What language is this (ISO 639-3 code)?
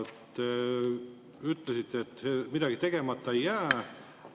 est